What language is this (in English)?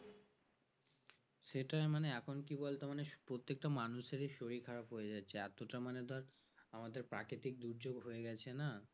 Bangla